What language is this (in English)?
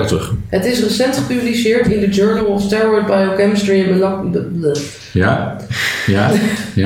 Dutch